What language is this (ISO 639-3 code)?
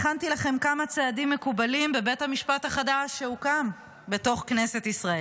heb